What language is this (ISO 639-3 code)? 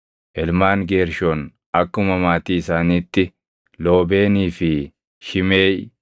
orm